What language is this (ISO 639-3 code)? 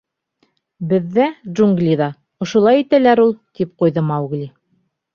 bak